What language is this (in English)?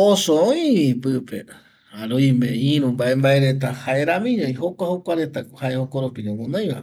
Eastern Bolivian Guaraní